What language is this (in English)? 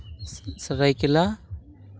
Santali